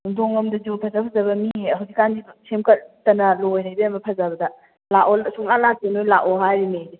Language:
Manipuri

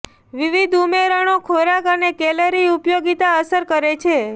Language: Gujarati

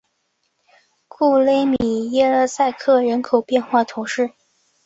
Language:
Chinese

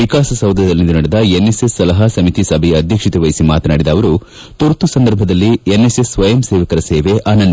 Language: Kannada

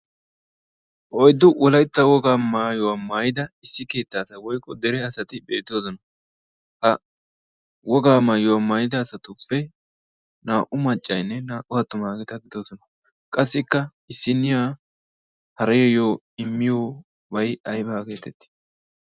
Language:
Wolaytta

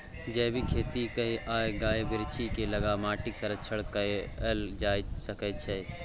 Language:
Maithili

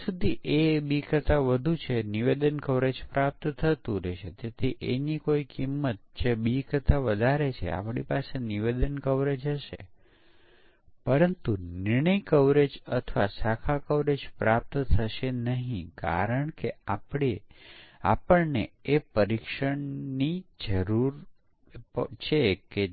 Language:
Gujarati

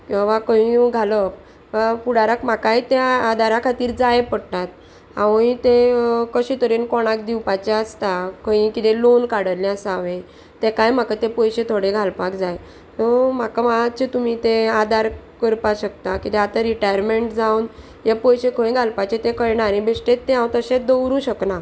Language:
Konkani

